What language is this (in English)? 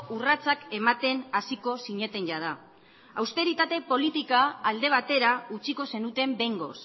Basque